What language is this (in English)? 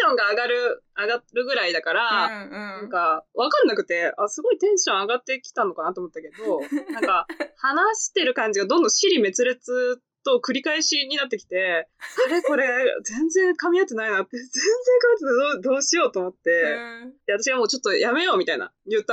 Japanese